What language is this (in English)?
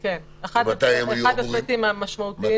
Hebrew